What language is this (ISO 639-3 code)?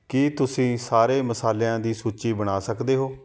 pan